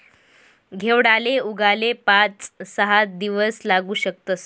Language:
Marathi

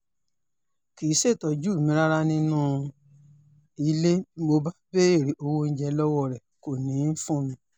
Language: Yoruba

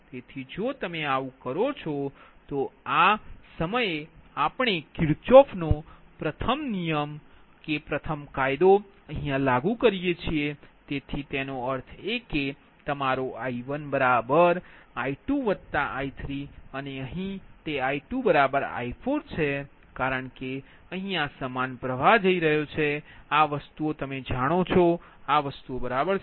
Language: Gujarati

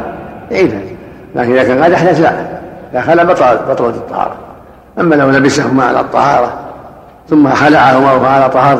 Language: Arabic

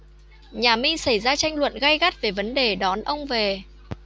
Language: Vietnamese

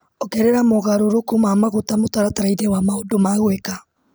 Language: Kikuyu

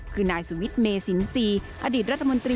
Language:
Thai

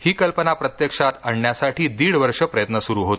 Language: Marathi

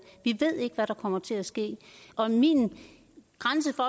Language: Danish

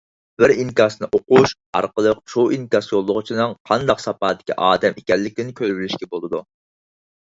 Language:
Uyghur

